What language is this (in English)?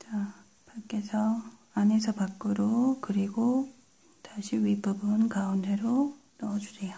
Korean